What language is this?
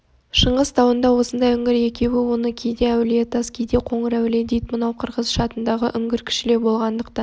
Kazakh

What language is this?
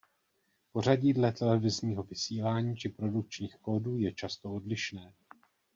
Czech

